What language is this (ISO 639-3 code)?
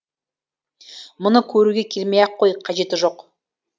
kaz